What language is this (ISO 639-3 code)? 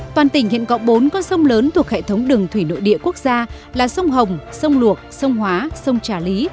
vie